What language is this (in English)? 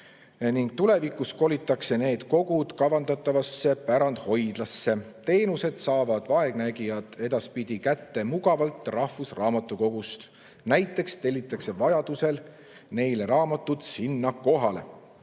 Estonian